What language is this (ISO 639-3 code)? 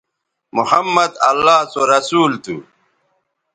btv